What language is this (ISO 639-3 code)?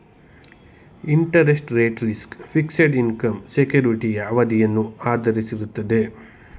kan